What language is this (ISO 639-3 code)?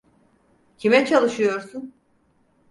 tur